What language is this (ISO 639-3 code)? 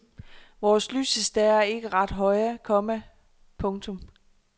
dan